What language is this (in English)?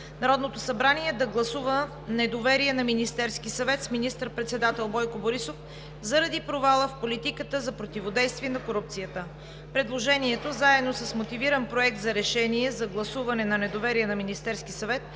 Bulgarian